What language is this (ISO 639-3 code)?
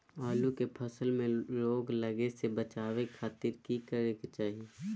mag